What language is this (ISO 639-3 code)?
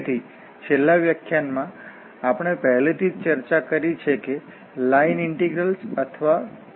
guj